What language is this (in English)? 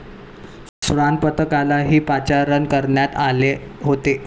Marathi